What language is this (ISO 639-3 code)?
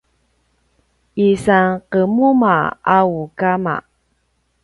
pwn